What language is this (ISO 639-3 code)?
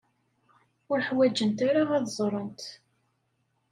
kab